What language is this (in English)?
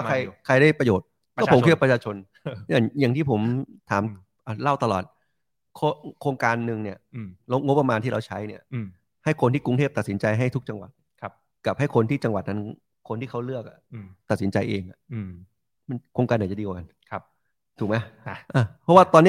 Thai